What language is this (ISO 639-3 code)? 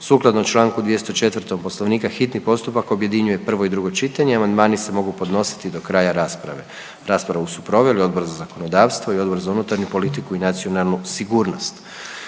hrv